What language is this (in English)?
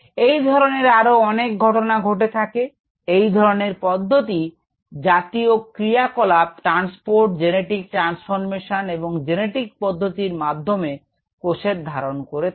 Bangla